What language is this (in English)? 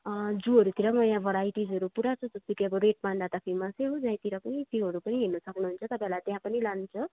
Nepali